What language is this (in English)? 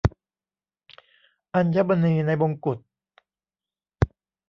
Thai